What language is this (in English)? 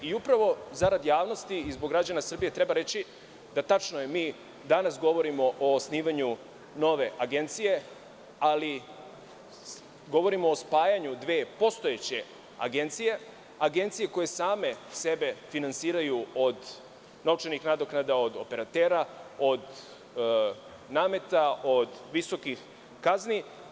Serbian